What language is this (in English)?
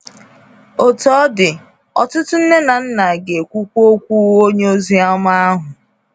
Igbo